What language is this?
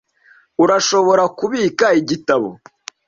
Kinyarwanda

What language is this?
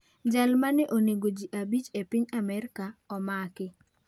Luo (Kenya and Tanzania)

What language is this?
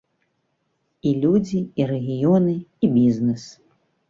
Belarusian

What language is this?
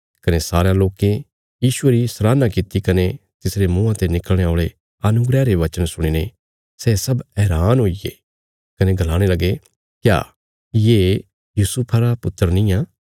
Bilaspuri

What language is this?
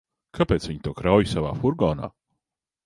Latvian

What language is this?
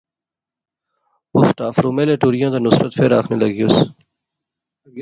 Pahari-Potwari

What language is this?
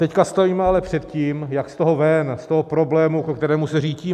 Czech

